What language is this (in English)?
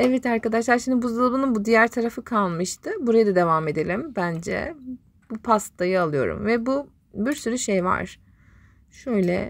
Turkish